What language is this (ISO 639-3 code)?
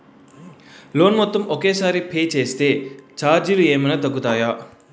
tel